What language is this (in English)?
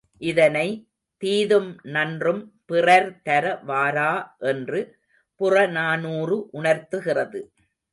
Tamil